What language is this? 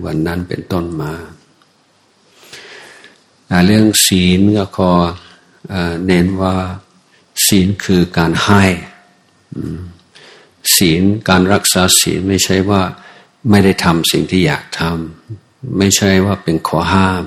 Thai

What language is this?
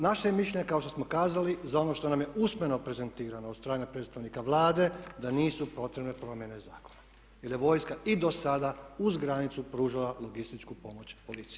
Croatian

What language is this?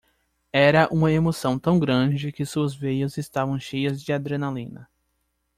Portuguese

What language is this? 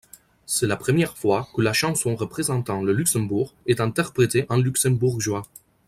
French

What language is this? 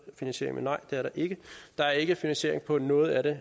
Danish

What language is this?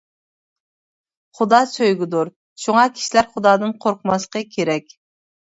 Uyghur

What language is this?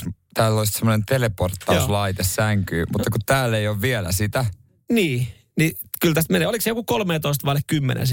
Finnish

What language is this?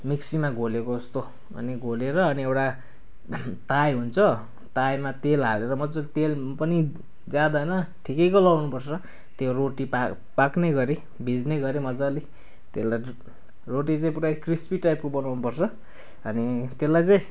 Nepali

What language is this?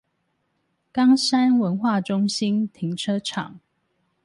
Chinese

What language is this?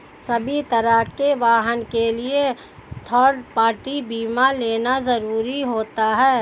Hindi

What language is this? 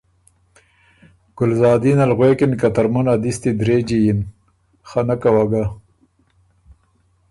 Ormuri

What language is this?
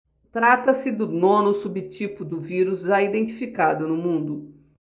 Portuguese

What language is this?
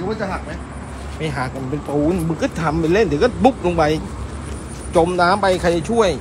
Thai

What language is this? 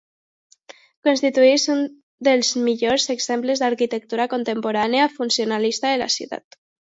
Catalan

